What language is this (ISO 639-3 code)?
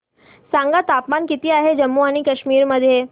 mar